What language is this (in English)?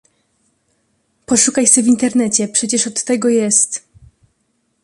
Polish